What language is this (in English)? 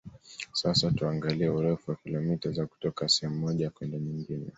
Swahili